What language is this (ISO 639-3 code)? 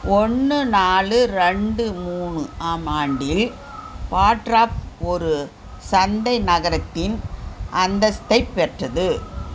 tam